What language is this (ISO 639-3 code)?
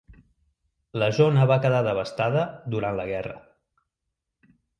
cat